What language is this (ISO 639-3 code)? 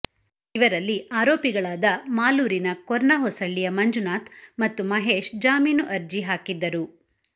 kan